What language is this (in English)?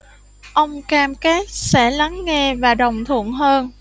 Vietnamese